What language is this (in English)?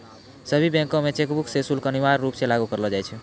Maithili